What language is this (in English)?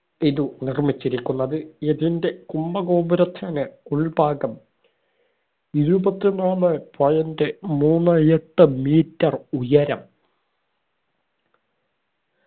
Malayalam